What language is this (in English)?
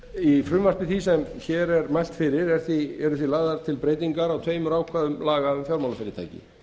Icelandic